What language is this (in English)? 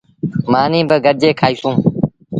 Sindhi Bhil